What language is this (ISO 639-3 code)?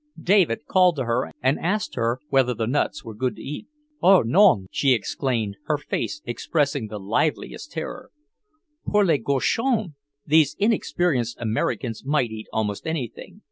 eng